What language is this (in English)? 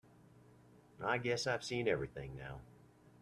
English